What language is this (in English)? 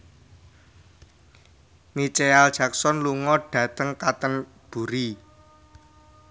Javanese